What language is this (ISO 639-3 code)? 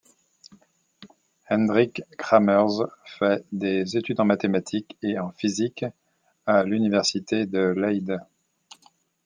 fra